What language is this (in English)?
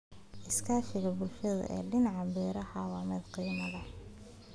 Somali